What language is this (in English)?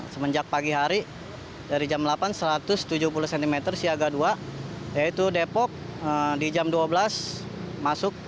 Indonesian